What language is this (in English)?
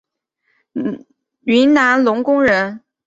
Chinese